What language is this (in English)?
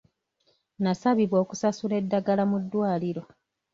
Ganda